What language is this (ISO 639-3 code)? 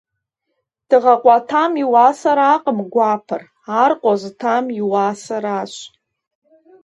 kbd